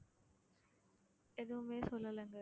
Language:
Tamil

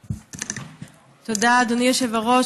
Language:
Hebrew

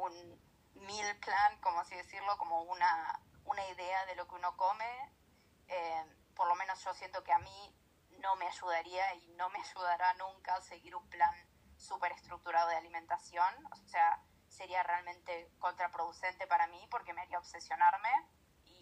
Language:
Spanish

